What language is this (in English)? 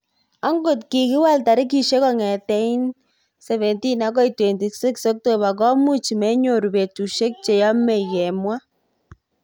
Kalenjin